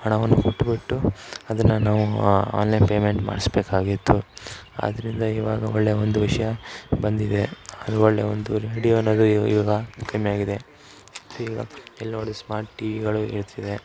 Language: Kannada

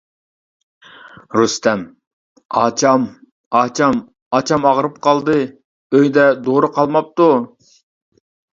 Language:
Uyghur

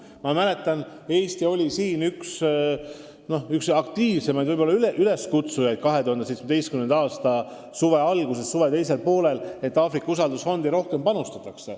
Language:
Estonian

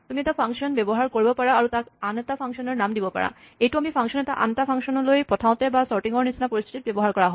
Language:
Assamese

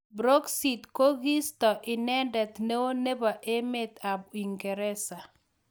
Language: Kalenjin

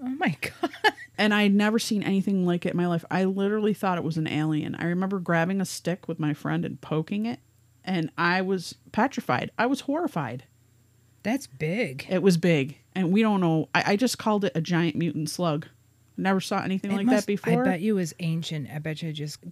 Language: English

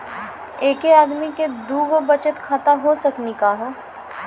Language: Maithili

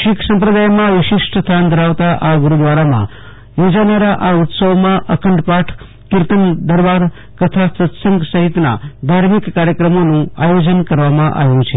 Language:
Gujarati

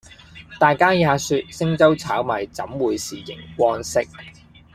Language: Cantonese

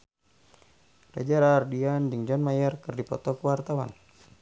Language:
Sundanese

